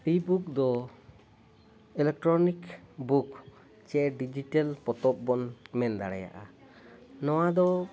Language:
Santali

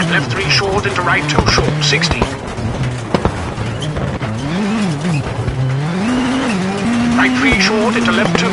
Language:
English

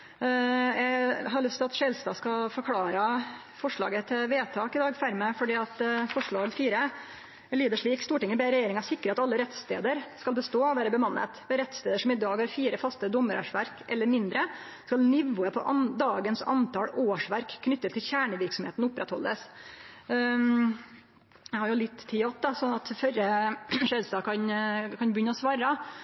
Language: Norwegian Nynorsk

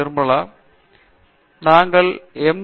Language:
Tamil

